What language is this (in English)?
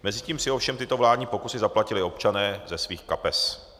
Czech